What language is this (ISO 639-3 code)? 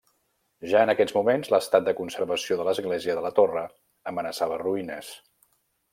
cat